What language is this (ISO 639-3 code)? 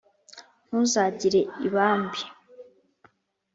kin